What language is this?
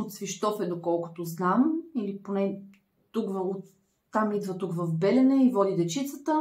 Bulgarian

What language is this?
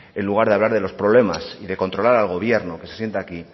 Spanish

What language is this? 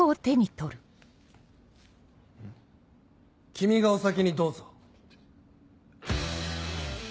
Japanese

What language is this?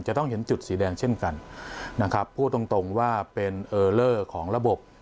Thai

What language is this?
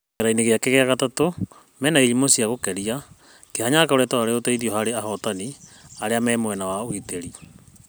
Kikuyu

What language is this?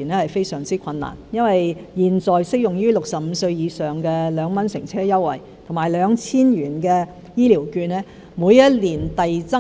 Cantonese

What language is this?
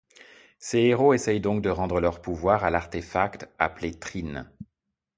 French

